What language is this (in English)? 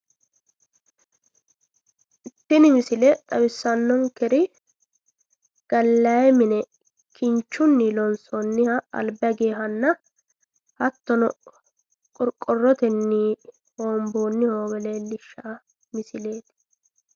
Sidamo